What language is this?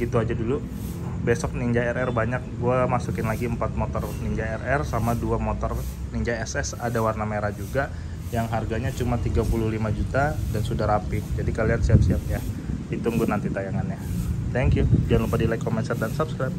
Indonesian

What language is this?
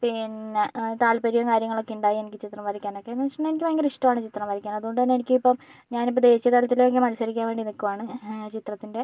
Malayalam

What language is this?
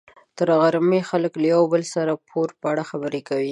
Pashto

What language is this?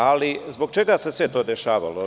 Serbian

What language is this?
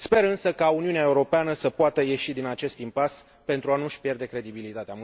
Romanian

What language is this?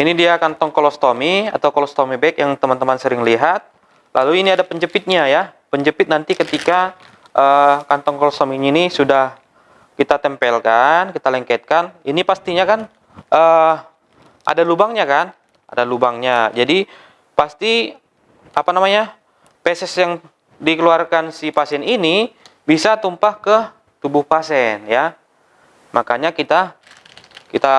Indonesian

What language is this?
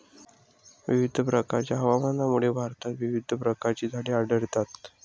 Marathi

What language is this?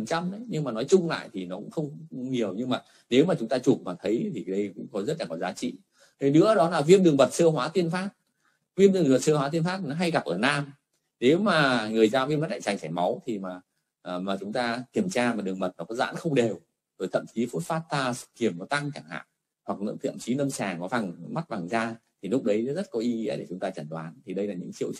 Vietnamese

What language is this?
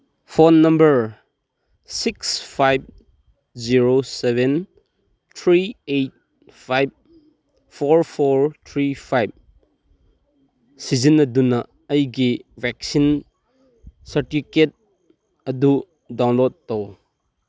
Manipuri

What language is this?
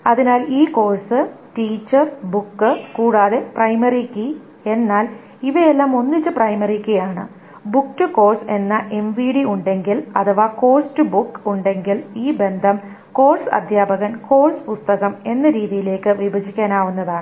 Malayalam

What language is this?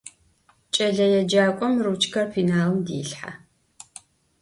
Adyghe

